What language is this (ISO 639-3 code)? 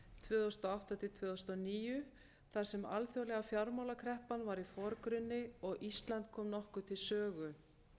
isl